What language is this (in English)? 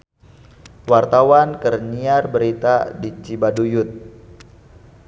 Sundanese